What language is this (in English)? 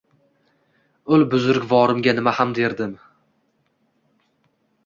Uzbek